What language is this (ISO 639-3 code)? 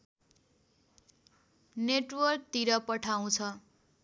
nep